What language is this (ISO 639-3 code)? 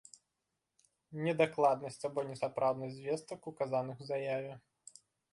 bel